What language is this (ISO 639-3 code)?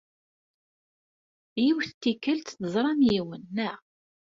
kab